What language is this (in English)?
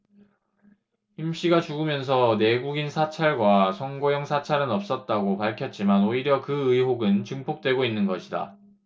Korean